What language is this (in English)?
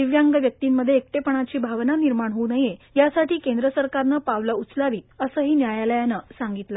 Marathi